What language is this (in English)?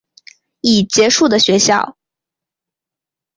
Chinese